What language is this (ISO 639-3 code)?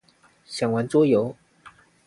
zho